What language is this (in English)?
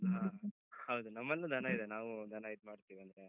Kannada